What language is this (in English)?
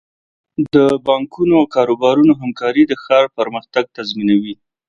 Pashto